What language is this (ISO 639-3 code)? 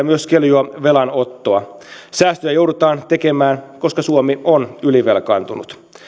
fin